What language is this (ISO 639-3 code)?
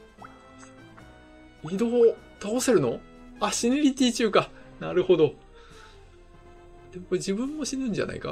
jpn